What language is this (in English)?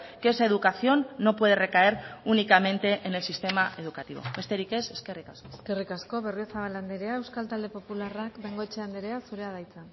Basque